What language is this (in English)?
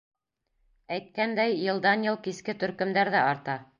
Bashkir